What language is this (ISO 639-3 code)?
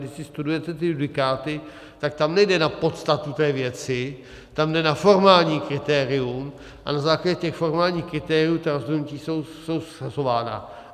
ces